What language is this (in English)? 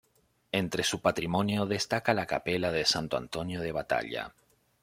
Spanish